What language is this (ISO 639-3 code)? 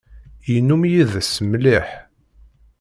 kab